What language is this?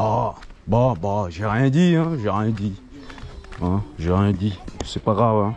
French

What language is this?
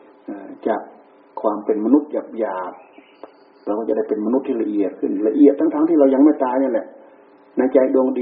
Thai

